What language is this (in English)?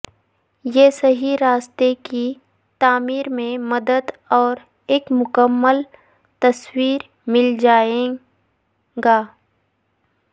Urdu